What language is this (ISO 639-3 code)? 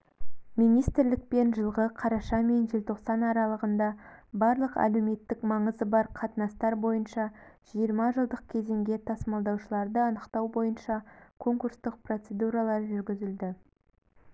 kaz